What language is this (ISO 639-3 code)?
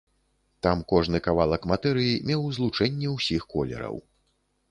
bel